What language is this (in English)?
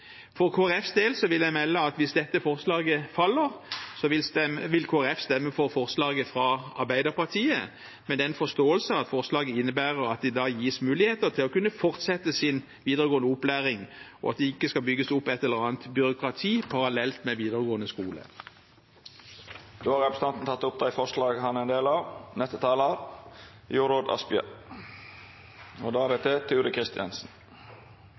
Norwegian